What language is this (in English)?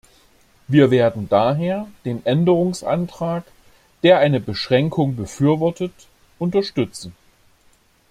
German